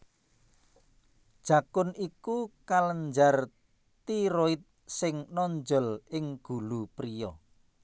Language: Javanese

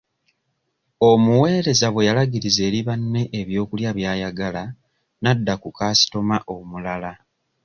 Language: Ganda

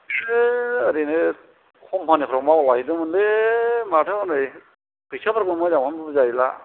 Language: Bodo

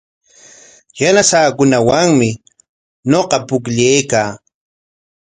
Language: Corongo Ancash Quechua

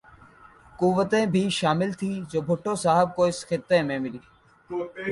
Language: Urdu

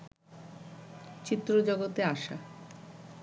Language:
Bangla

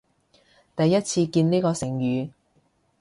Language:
Cantonese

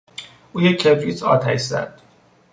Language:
Persian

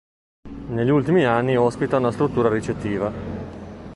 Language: Italian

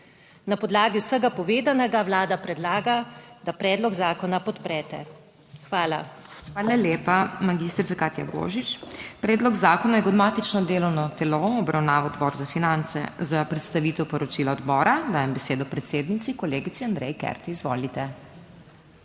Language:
Slovenian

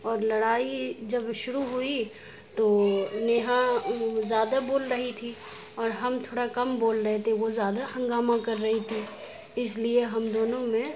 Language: Urdu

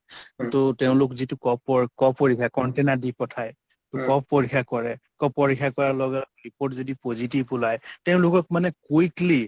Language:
Assamese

